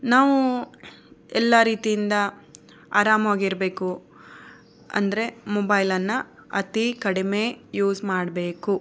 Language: Kannada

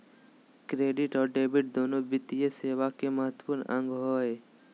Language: Magahi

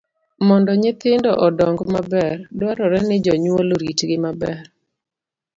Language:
Luo (Kenya and Tanzania)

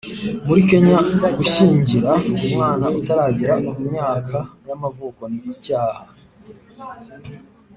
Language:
Kinyarwanda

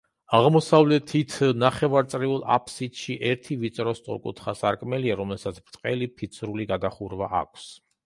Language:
Georgian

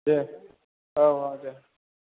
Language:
Bodo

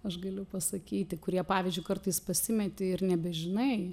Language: Lithuanian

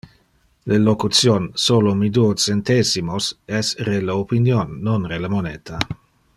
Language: Interlingua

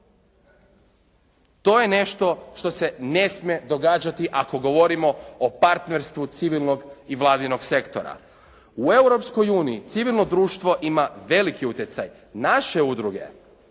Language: Croatian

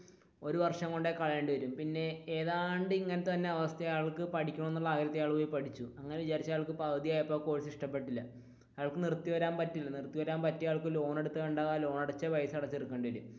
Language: Malayalam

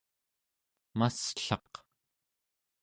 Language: Central Yupik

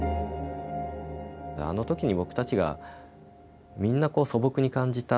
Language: Japanese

